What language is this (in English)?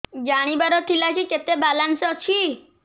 Odia